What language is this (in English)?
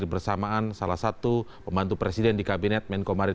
Indonesian